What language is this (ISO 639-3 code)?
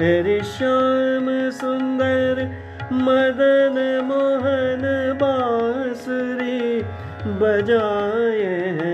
hin